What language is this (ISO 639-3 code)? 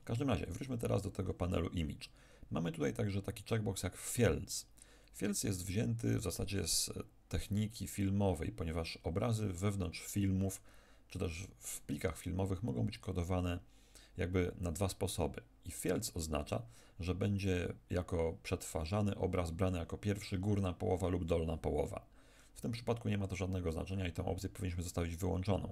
pol